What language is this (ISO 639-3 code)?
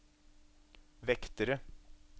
nor